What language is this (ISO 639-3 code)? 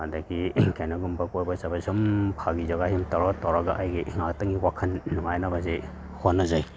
mni